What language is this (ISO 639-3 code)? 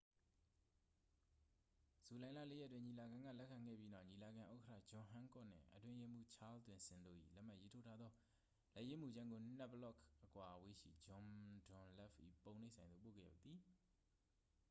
mya